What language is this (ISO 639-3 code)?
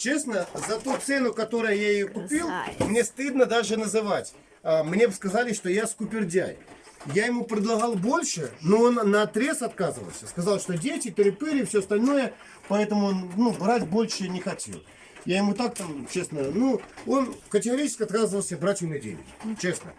rus